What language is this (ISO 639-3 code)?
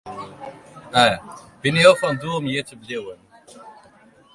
fry